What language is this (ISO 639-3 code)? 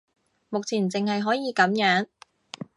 yue